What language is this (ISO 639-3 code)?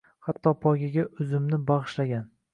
uzb